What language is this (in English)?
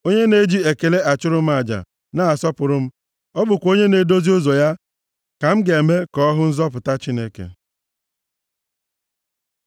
Igbo